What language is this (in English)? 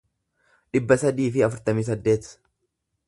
Oromo